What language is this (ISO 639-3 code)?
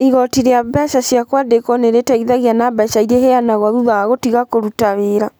kik